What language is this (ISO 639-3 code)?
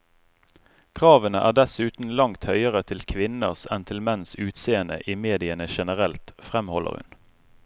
nor